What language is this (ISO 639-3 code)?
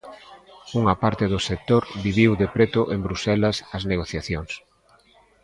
glg